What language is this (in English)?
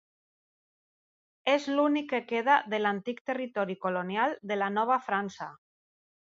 Catalan